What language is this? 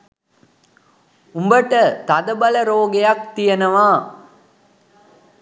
Sinhala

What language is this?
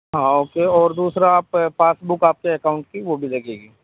Urdu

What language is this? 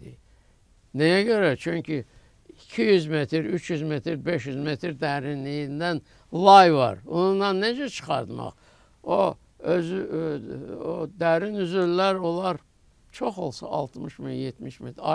Turkish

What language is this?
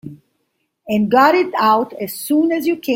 English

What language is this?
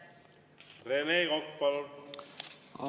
Estonian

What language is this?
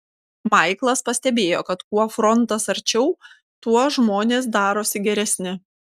Lithuanian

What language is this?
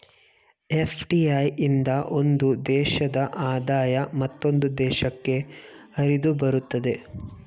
Kannada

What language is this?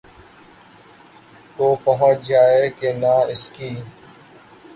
Urdu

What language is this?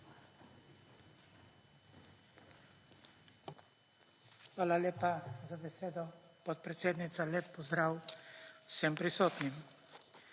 Slovenian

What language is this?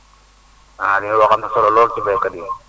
Wolof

